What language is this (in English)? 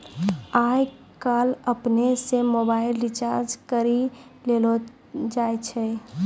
Maithili